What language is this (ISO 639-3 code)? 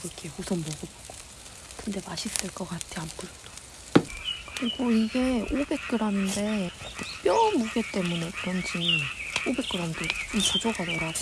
kor